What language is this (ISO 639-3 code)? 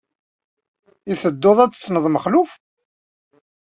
kab